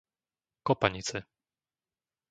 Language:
Slovak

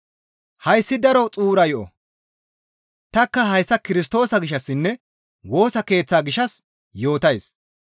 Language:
Gamo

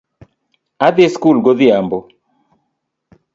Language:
Luo (Kenya and Tanzania)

